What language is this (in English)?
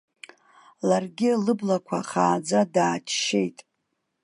Abkhazian